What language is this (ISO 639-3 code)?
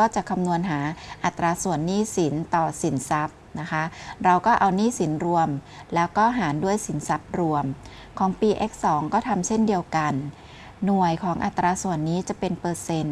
tha